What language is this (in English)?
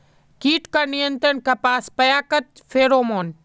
Magahi